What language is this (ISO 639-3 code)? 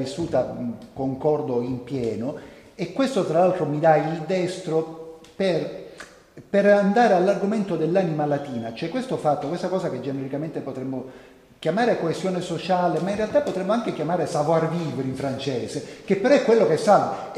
ita